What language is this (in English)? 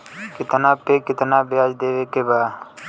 Bhojpuri